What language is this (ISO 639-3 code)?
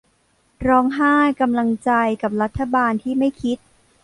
tha